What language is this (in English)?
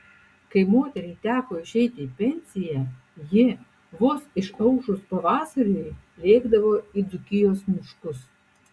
Lithuanian